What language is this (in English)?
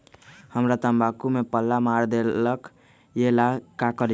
Magahi